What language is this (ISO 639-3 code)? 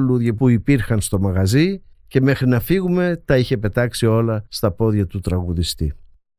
ell